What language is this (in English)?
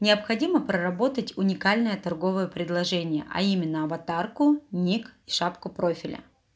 Russian